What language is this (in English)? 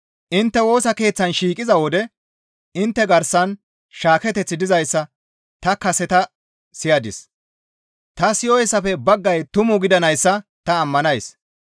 Gamo